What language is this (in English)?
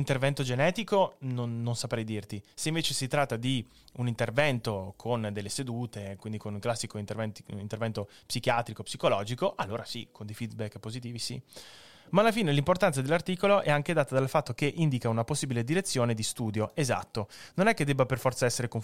Italian